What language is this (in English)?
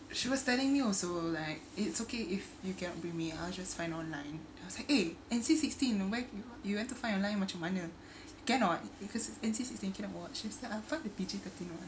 English